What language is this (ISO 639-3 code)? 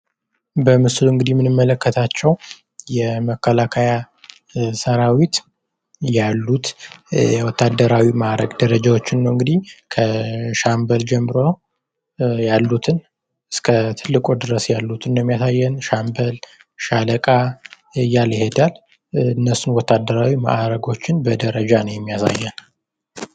amh